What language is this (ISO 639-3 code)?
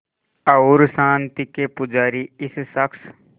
hin